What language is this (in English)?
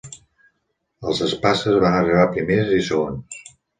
Catalan